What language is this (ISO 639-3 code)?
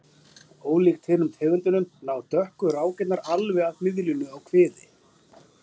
isl